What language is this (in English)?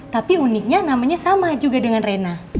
Indonesian